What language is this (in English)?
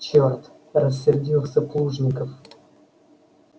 Russian